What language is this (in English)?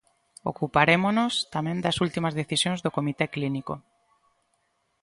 Galician